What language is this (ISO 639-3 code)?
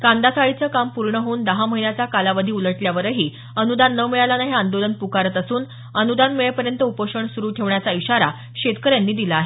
mar